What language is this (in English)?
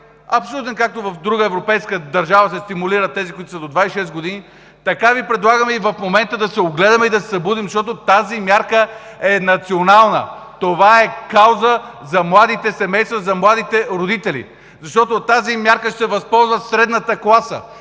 Bulgarian